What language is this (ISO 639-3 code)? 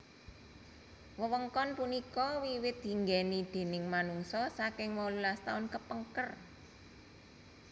jav